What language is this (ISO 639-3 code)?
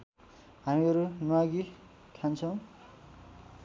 nep